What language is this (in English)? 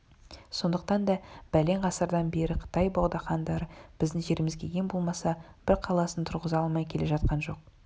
Kazakh